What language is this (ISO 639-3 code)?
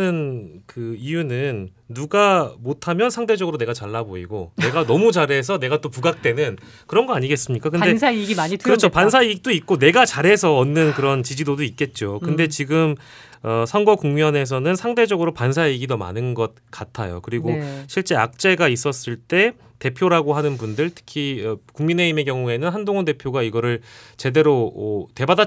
kor